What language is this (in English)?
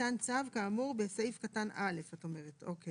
Hebrew